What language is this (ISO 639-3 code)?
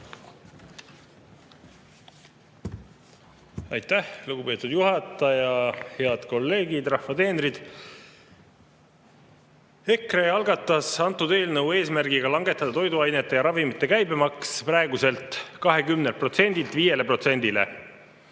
est